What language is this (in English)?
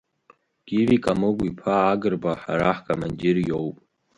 Abkhazian